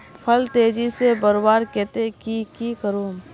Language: Magahi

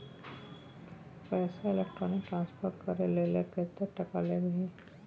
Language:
Maithili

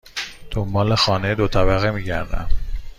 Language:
Persian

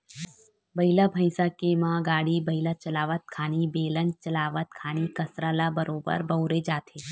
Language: Chhattisgarhi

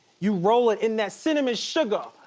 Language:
English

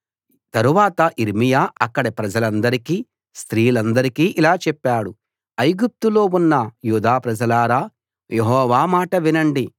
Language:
Telugu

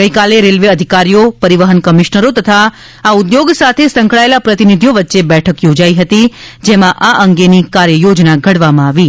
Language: Gujarati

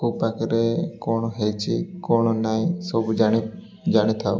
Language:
Odia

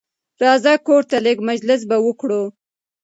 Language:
Pashto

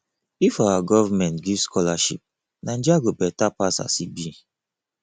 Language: Nigerian Pidgin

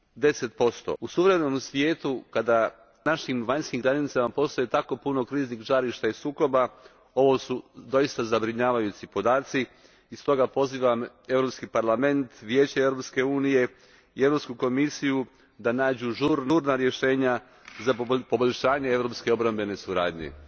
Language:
Croatian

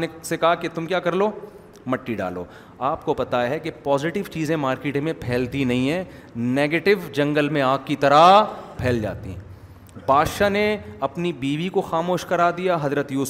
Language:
Urdu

